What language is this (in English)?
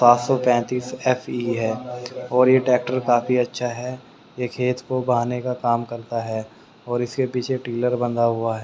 Hindi